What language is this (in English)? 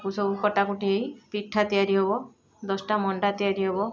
Odia